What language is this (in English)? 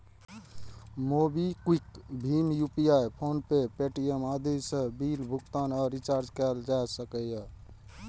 Maithili